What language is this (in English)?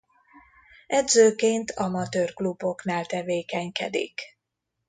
Hungarian